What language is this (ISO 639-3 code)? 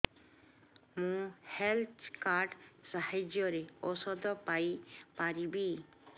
ori